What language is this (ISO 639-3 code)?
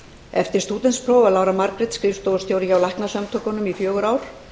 isl